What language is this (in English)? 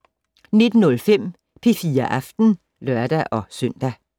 Danish